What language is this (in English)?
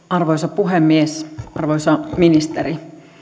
Finnish